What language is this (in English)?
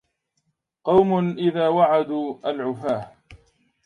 Arabic